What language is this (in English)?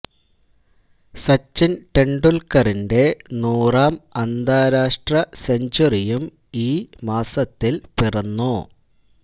Malayalam